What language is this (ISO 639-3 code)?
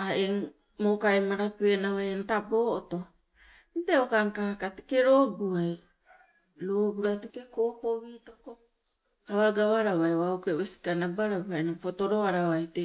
nco